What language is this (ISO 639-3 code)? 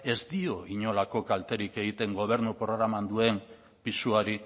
eus